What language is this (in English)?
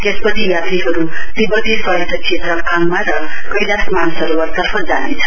Nepali